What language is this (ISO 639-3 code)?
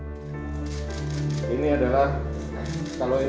ind